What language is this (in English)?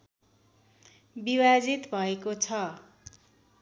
Nepali